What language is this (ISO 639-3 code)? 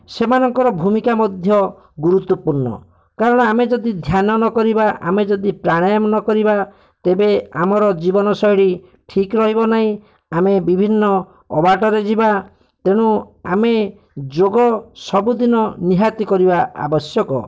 ori